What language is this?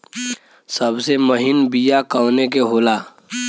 Bhojpuri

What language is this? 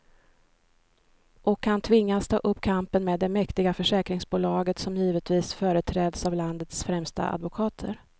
Swedish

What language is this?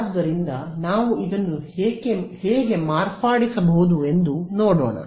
Kannada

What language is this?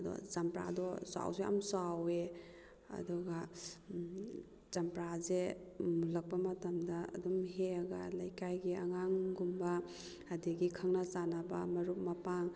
Manipuri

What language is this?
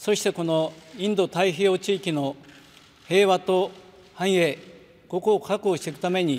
Japanese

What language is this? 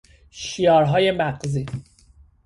Persian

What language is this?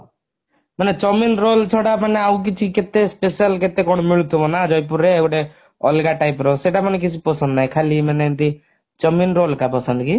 Odia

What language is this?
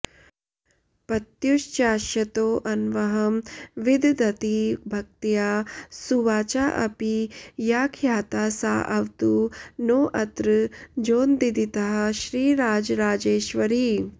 Sanskrit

